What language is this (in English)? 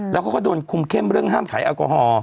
Thai